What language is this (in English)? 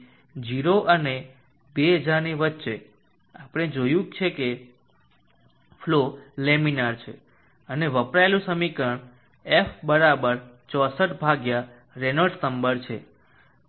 Gujarati